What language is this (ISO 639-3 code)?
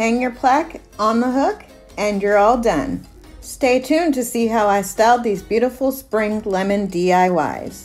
eng